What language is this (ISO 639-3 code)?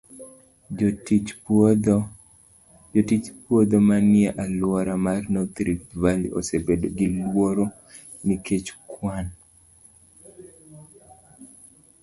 luo